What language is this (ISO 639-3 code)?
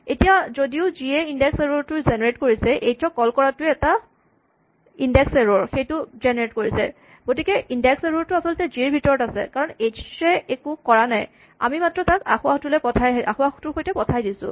asm